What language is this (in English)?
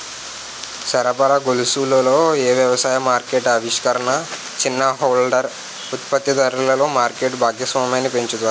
Telugu